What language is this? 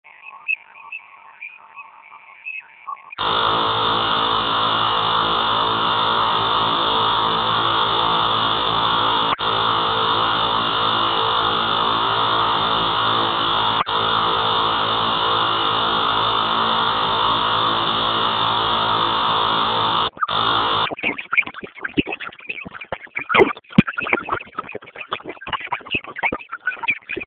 Swahili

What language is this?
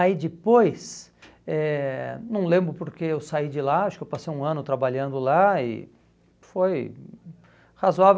Portuguese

